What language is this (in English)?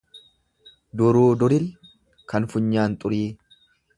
Oromo